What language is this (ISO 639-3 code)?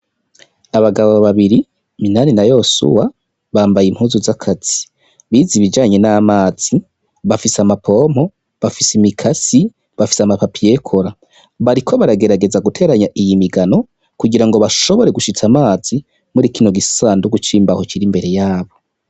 run